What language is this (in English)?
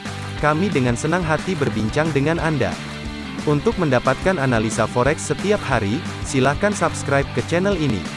Indonesian